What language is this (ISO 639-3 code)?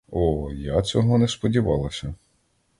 ukr